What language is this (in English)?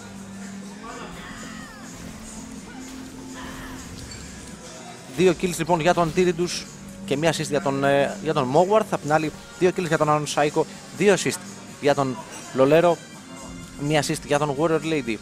Greek